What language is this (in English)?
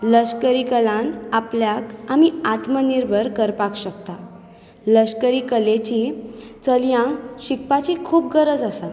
Konkani